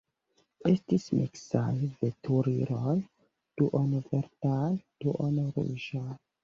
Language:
Esperanto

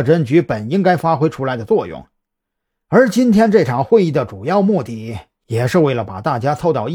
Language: Chinese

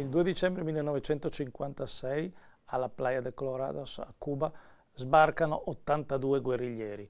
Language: Italian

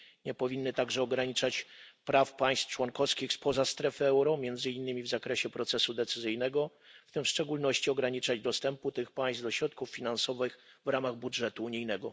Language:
Polish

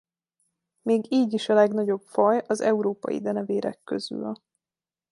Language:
Hungarian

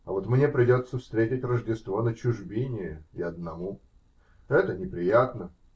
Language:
Russian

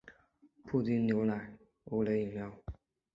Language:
Chinese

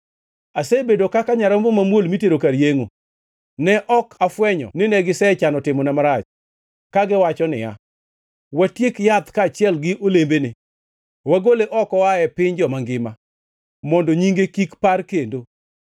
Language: Luo (Kenya and Tanzania)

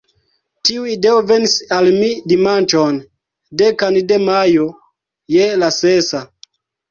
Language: Esperanto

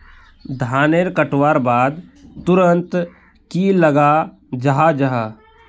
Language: Magahi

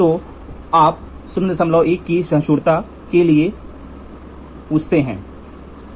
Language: Hindi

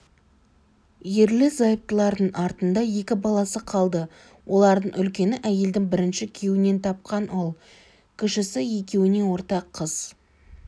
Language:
Kazakh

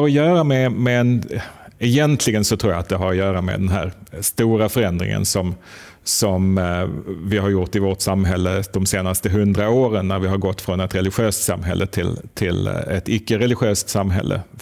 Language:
Swedish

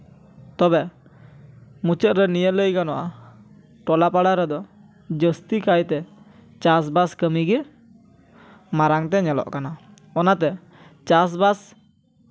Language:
Santali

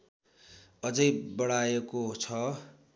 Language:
Nepali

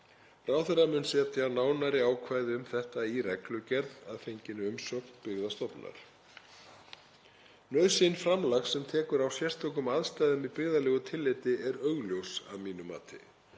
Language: Icelandic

